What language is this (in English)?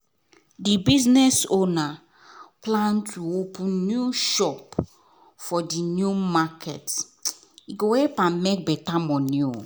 Nigerian Pidgin